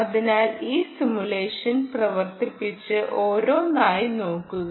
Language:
Malayalam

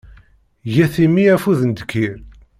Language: Kabyle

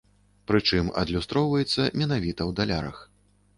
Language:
Belarusian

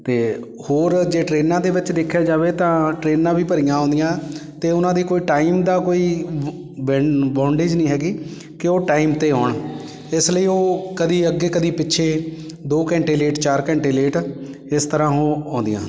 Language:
Punjabi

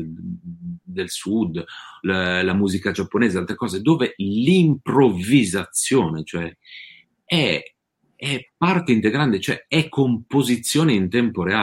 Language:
Italian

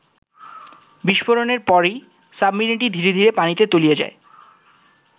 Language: Bangla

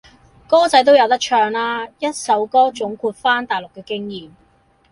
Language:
Cantonese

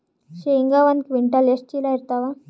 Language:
Kannada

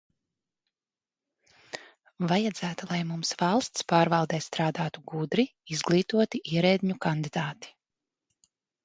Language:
Latvian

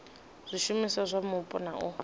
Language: Venda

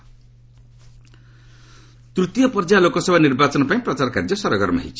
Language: Odia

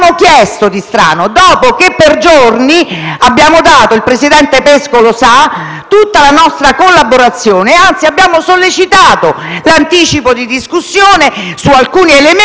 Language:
Italian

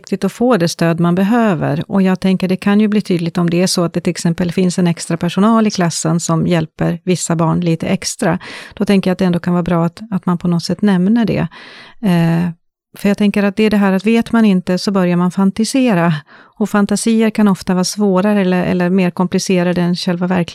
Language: Swedish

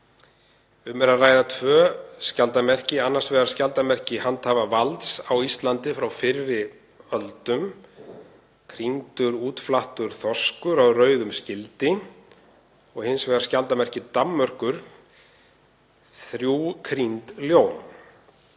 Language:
Icelandic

